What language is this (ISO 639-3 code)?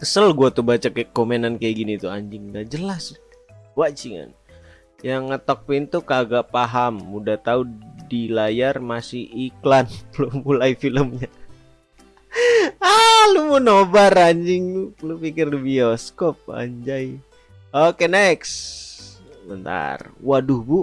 ind